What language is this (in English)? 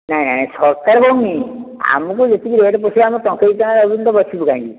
Odia